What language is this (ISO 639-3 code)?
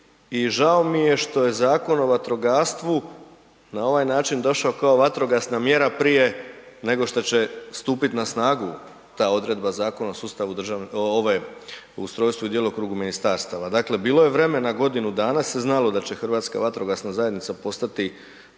hrv